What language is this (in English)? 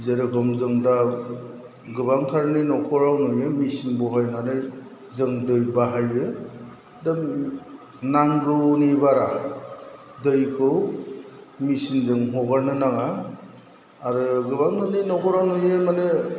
Bodo